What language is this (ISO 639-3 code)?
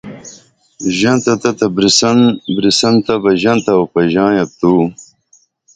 dml